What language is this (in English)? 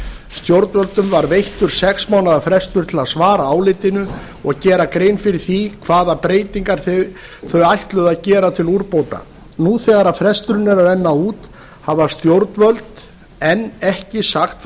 Icelandic